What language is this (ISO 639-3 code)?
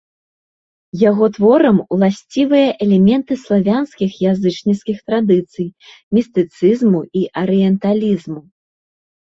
bel